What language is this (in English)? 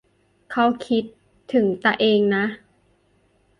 Thai